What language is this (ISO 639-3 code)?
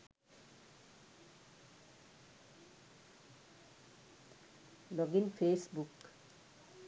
sin